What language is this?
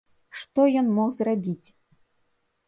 Belarusian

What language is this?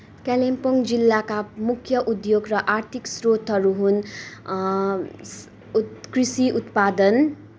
Nepali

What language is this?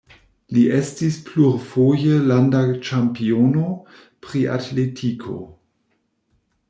Esperanto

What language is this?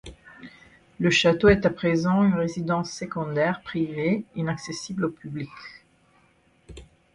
French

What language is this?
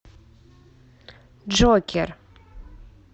Russian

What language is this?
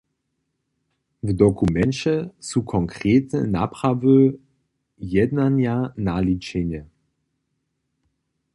Upper Sorbian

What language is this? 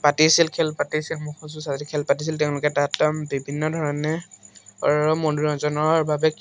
Assamese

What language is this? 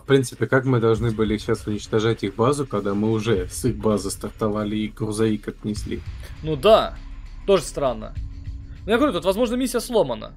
Russian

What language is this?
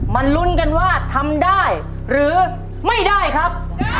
Thai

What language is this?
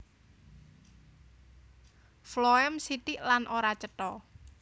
Javanese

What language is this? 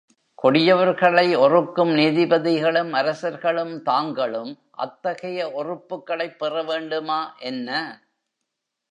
Tamil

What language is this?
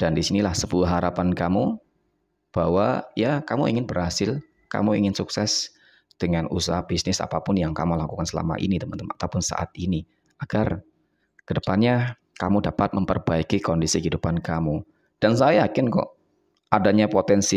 Indonesian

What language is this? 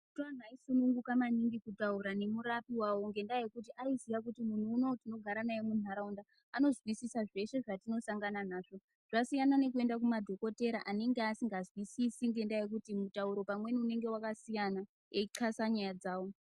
Ndau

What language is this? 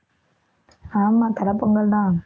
Tamil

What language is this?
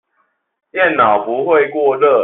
Chinese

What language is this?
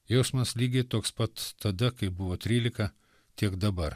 Lithuanian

